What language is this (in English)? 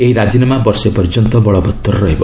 Odia